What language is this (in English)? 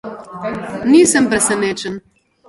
Slovenian